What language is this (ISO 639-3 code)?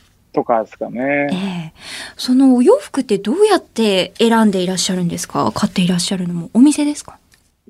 jpn